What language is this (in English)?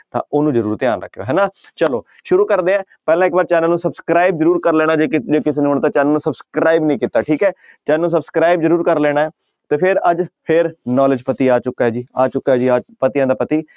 Punjabi